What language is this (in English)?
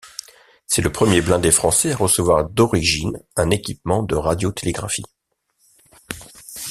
French